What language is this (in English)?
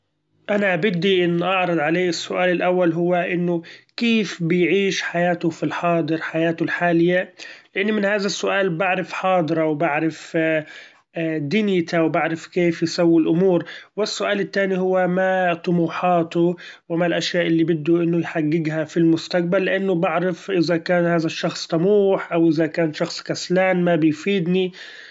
Gulf Arabic